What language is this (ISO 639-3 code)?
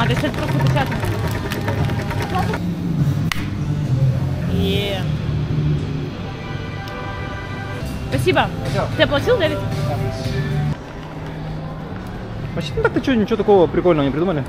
rus